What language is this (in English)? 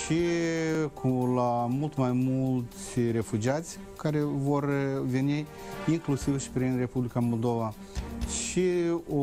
Romanian